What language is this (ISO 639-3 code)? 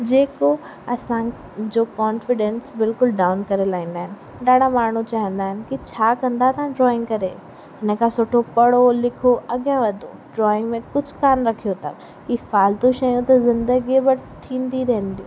snd